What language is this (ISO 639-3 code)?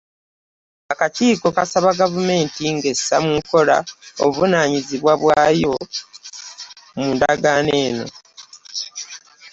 lug